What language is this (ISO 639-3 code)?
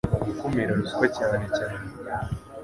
kin